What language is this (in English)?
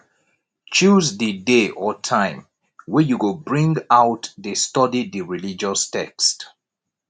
Nigerian Pidgin